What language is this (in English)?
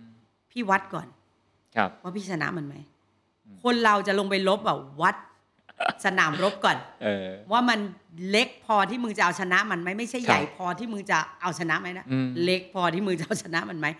Thai